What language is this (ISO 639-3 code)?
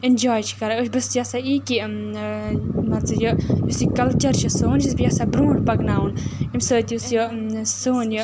kas